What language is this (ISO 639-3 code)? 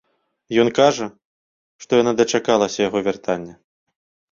bel